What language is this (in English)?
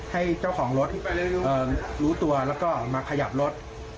Thai